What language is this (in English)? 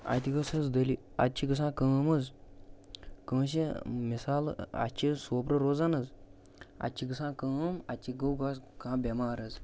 Kashmiri